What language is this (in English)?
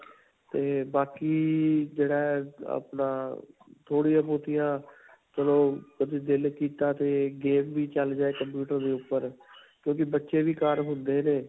Punjabi